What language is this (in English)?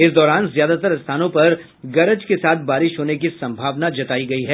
Hindi